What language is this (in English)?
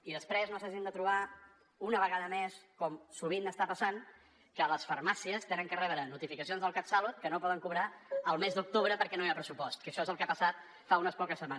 Catalan